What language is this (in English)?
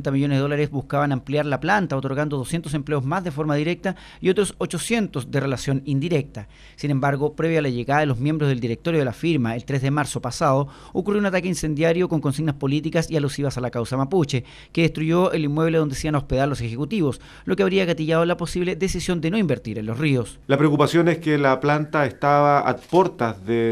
Spanish